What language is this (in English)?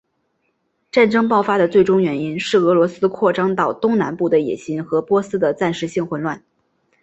Chinese